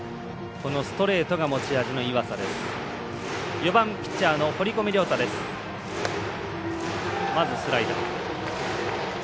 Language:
Japanese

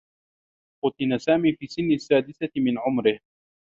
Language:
Arabic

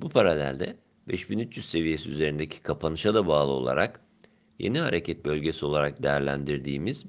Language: Turkish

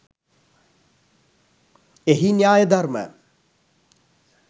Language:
Sinhala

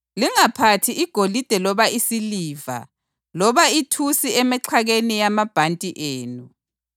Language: North Ndebele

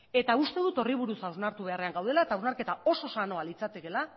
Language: Basque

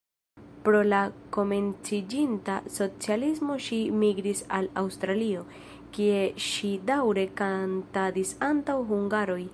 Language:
Esperanto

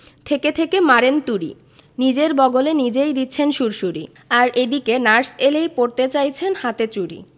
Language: Bangla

